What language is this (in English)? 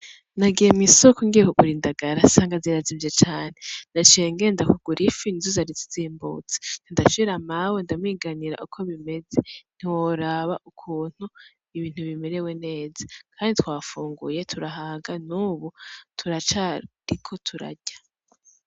Rundi